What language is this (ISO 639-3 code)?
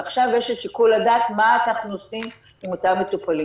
heb